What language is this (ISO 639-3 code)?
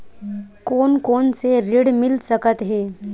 hne